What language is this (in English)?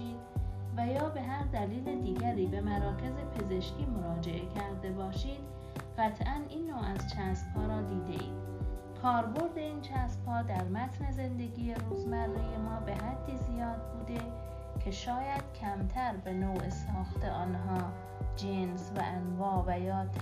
Persian